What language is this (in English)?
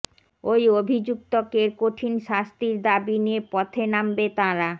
Bangla